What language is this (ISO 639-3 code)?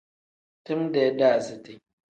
kdh